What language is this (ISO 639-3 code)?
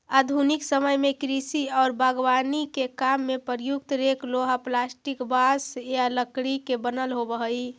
mag